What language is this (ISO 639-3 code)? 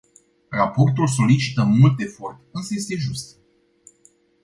ron